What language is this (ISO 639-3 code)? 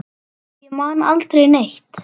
isl